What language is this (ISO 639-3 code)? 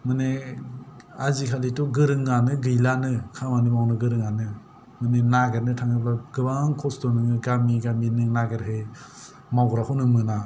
brx